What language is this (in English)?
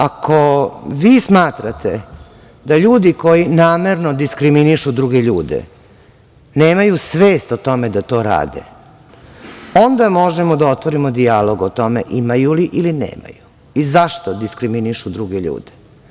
Serbian